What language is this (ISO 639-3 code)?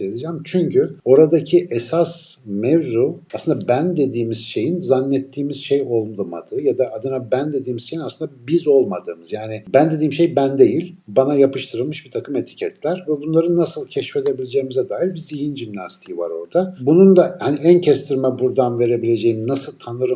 tur